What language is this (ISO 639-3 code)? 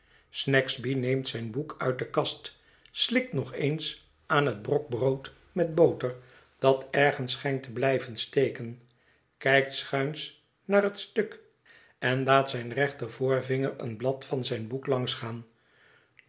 nld